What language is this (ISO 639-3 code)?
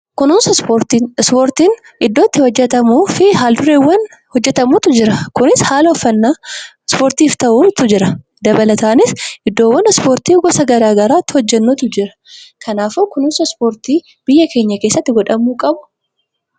orm